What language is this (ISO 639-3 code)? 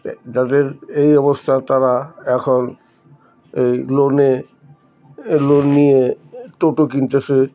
ben